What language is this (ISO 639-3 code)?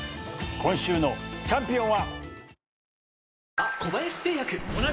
jpn